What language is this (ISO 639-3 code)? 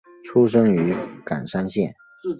zho